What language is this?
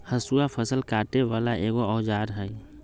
Magahi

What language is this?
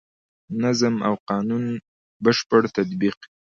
Pashto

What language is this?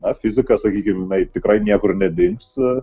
Lithuanian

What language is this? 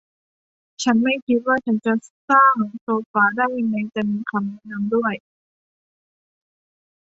Thai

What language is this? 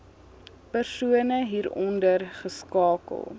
Afrikaans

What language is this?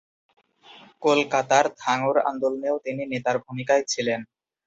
Bangla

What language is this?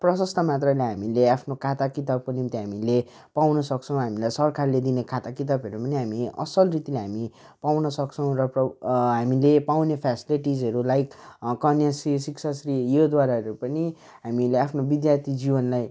Nepali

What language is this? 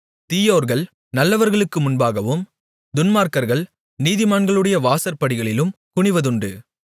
Tamil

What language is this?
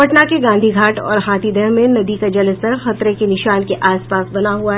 Hindi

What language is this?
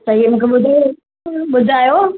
Sindhi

